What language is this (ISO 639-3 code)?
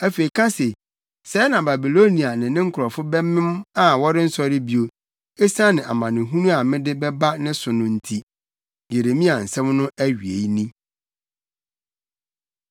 aka